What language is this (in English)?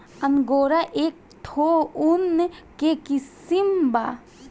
Bhojpuri